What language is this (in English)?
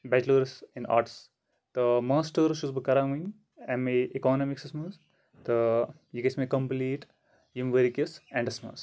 Kashmiri